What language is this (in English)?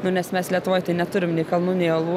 Lithuanian